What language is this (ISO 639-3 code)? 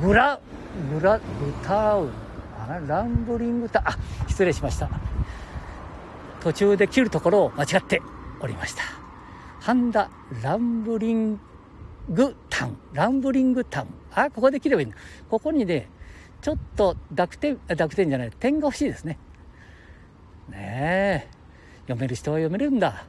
jpn